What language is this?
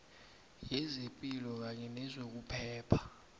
South Ndebele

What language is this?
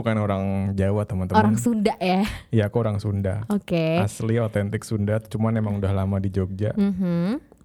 Indonesian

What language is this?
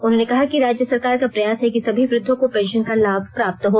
Hindi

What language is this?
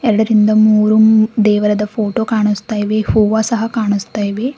Kannada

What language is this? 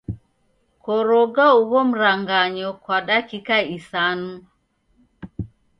Taita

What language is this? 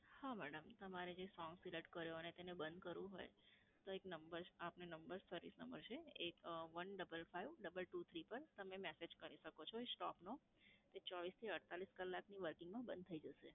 Gujarati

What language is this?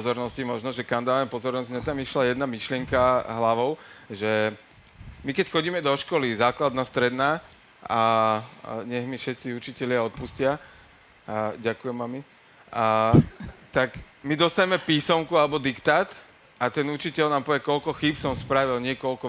Slovak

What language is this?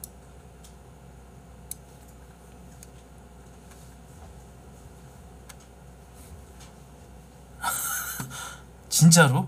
Korean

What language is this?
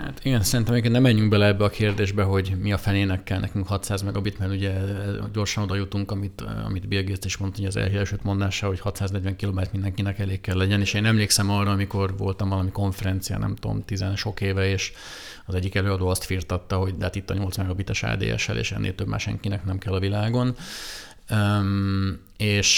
Hungarian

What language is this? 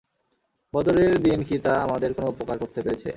Bangla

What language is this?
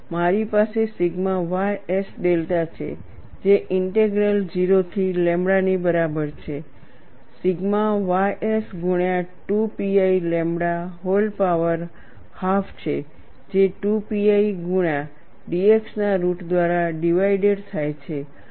Gujarati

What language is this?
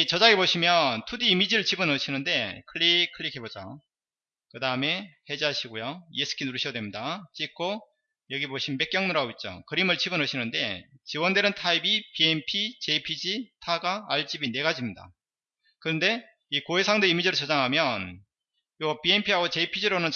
Korean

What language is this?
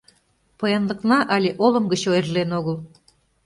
Mari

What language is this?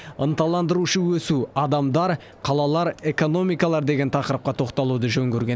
Kazakh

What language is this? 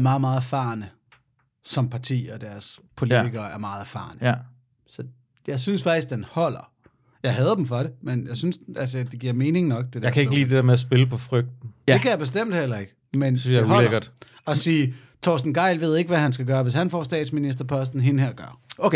Danish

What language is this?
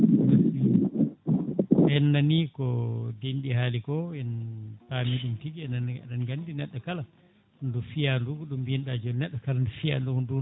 Fula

